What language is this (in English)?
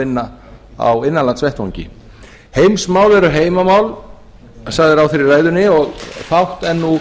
Icelandic